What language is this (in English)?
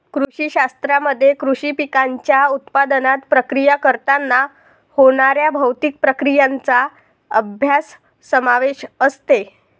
Marathi